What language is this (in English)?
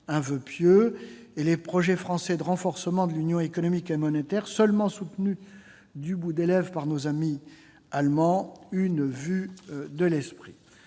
French